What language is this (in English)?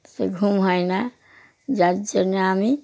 Bangla